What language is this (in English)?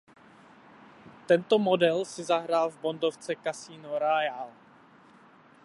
Czech